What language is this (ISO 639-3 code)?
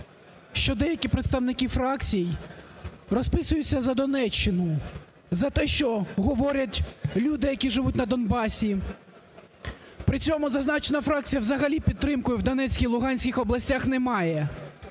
ukr